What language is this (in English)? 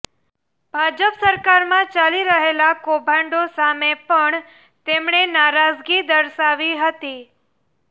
Gujarati